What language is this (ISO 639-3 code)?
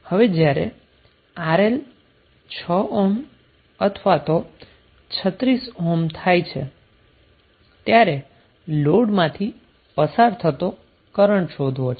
guj